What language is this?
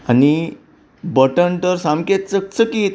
Konkani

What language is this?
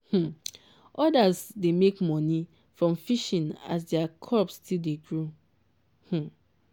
Nigerian Pidgin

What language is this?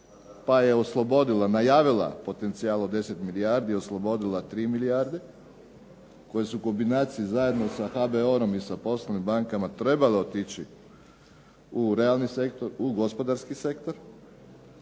Croatian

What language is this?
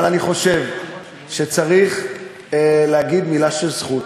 Hebrew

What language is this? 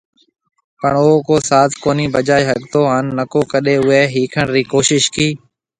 Marwari (Pakistan)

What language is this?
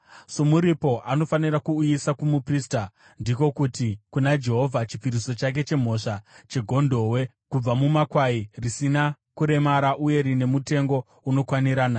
Shona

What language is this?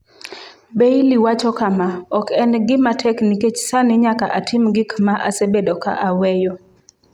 Luo (Kenya and Tanzania)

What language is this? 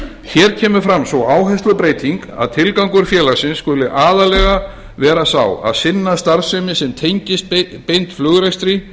Icelandic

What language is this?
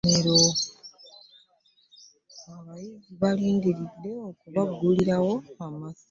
Ganda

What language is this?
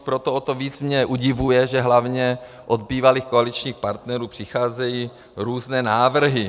Czech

